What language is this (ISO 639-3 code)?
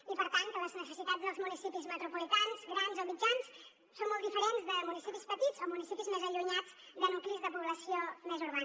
cat